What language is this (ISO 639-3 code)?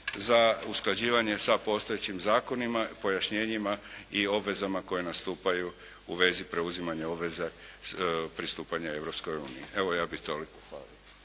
hrv